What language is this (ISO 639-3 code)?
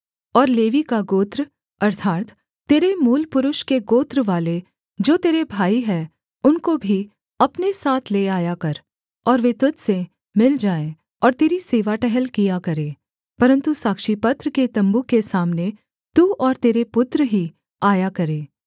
hin